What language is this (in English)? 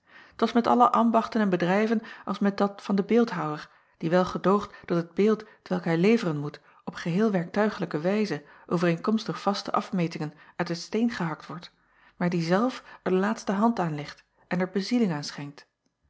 Dutch